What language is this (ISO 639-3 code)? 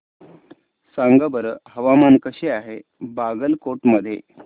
mar